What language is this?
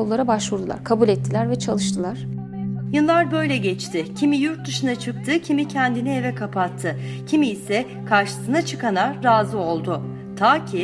Turkish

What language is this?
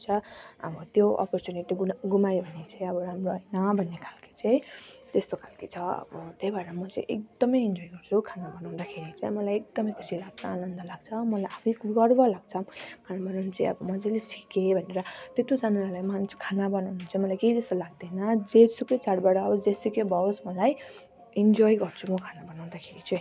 Nepali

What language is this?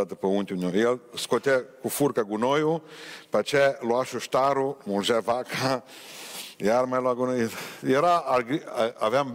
Romanian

